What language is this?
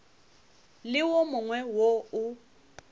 Northern Sotho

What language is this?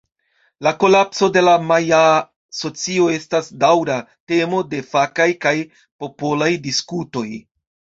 Esperanto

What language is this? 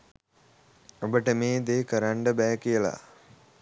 Sinhala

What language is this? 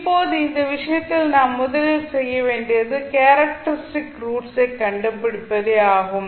Tamil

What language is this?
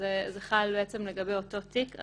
Hebrew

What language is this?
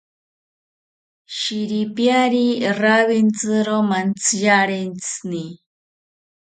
South Ucayali Ashéninka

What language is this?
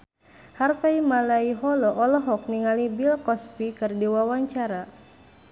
Sundanese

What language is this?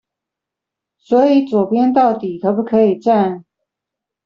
Chinese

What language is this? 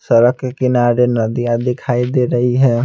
Hindi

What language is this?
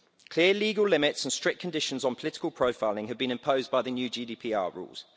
English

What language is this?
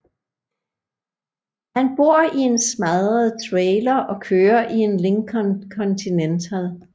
Danish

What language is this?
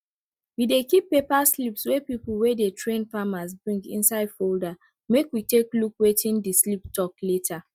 Nigerian Pidgin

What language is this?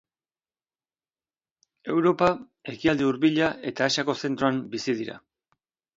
Basque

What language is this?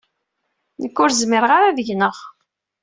Kabyle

